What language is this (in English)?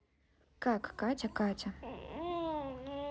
Russian